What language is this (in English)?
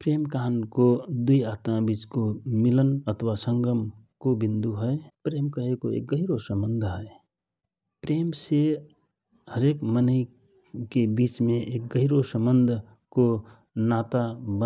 Rana Tharu